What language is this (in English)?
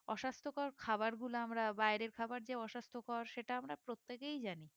Bangla